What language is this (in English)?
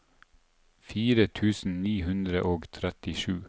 Norwegian